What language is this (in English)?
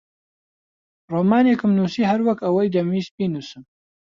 Central Kurdish